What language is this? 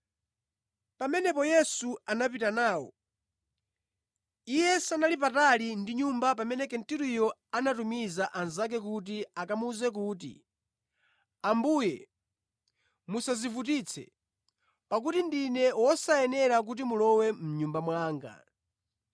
Nyanja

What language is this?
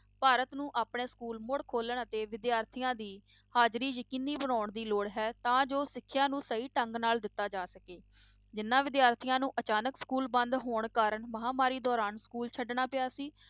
Punjabi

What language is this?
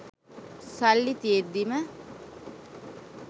Sinhala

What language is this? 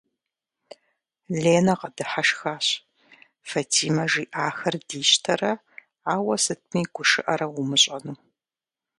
Kabardian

